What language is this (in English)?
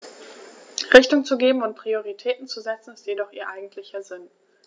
German